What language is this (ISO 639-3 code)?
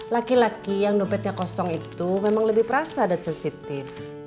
ind